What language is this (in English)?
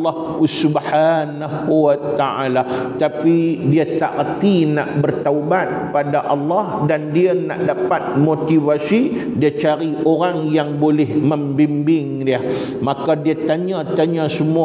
Malay